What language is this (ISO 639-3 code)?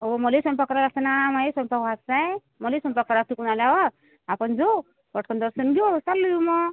mar